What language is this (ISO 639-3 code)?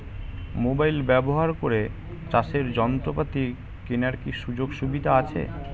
ben